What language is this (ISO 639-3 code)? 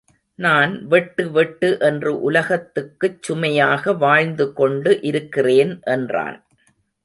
tam